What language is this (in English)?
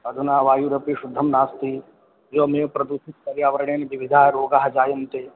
Sanskrit